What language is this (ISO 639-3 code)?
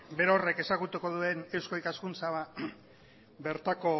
eus